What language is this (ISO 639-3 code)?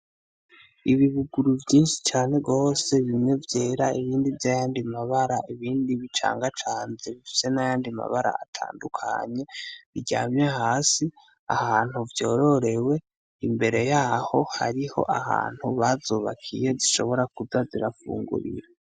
run